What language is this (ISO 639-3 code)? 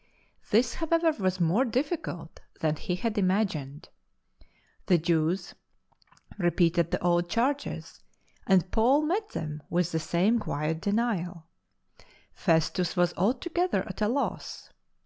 eng